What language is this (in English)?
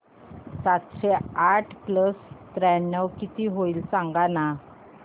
Marathi